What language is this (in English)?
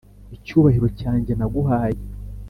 Kinyarwanda